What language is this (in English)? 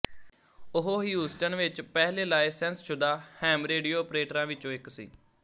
Punjabi